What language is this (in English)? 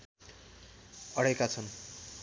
Nepali